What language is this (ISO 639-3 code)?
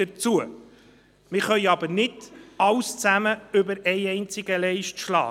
gsw